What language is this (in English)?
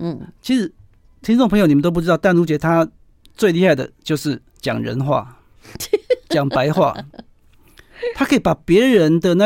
Chinese